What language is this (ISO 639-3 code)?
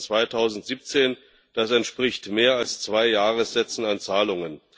deu